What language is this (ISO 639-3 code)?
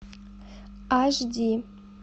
rus